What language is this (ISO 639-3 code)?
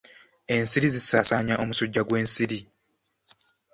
lug